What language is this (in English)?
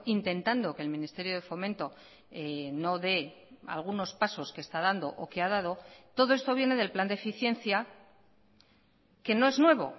Spanish